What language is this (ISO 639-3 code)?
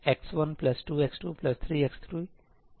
hin